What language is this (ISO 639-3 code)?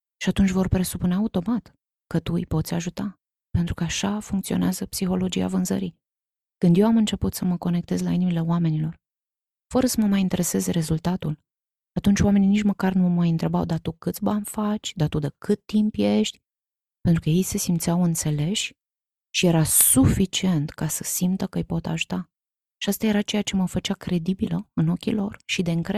ron